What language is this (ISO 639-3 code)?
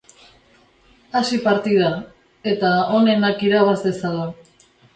eus